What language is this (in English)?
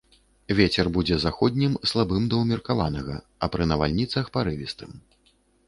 Belarusian